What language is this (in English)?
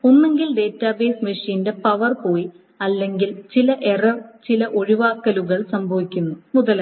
Malayalam